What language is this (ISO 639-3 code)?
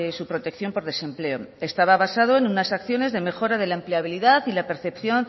spa